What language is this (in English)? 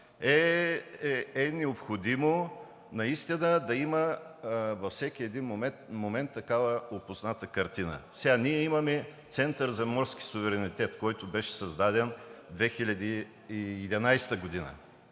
Bulgarian